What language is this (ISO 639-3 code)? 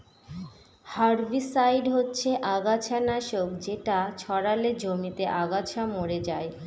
ben